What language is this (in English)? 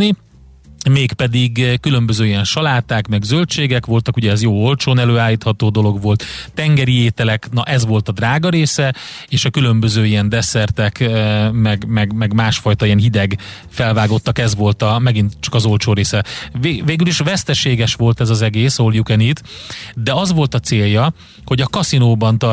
Hungarian